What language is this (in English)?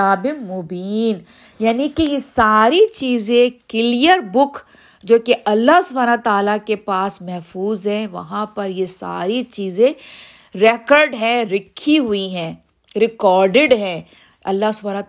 Urdu